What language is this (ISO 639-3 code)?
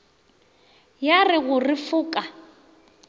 nso